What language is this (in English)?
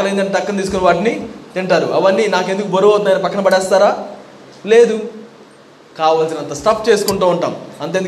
Telugu